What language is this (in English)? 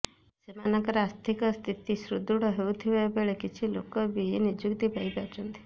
Odia